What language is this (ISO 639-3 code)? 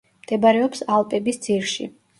kat